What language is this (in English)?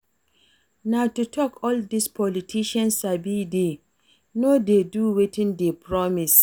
Nigerian Pidgin